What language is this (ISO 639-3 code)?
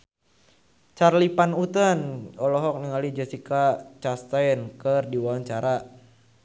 sun